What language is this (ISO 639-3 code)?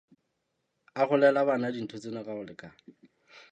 sot